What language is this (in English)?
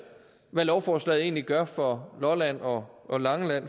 Danish